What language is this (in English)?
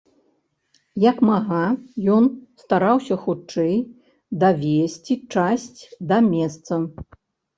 Belarusian